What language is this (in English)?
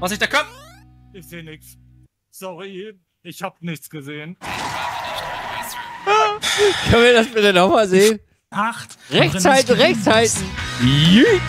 German